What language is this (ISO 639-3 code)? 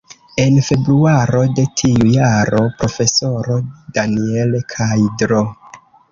epo